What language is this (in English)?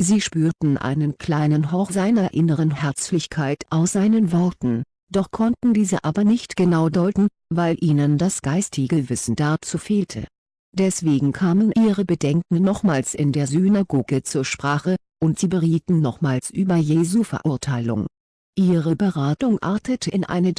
German